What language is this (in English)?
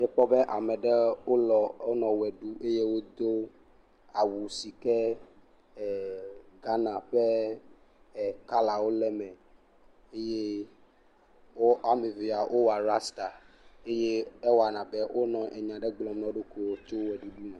Ewe